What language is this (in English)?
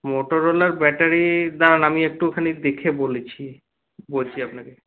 Bangla